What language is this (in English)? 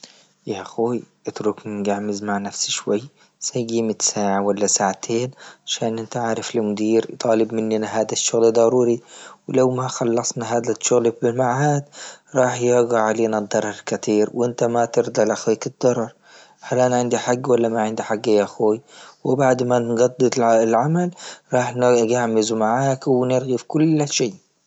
Libyan Arabic